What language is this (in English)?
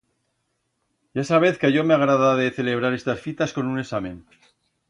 Aragonese